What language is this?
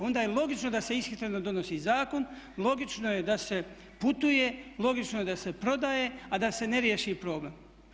Croatian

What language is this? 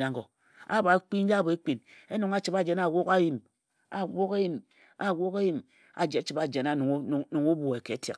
Ejagham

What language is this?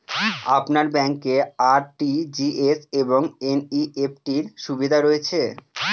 Bangla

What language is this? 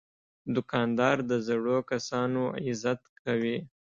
Pashto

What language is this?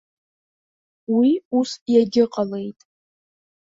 Abkhazian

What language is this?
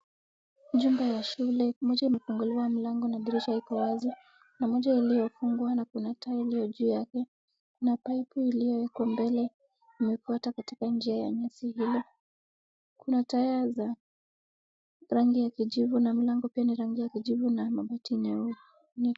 Swahili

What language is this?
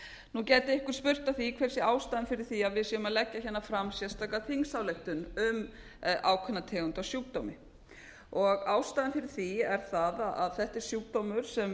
Icelandic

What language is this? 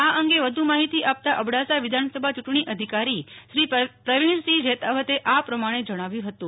Gujarati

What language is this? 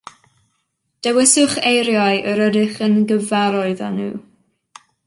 Welsh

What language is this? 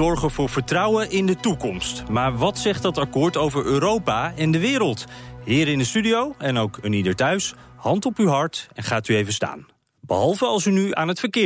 Dutch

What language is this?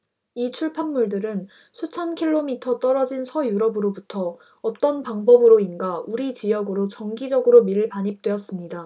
Korean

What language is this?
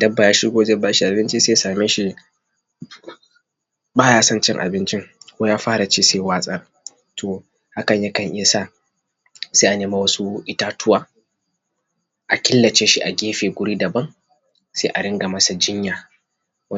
Hausa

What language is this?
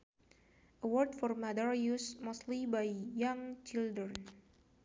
Sundanese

